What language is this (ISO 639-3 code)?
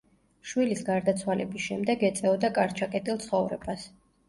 kat